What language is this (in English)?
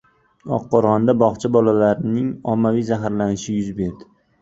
Uzbek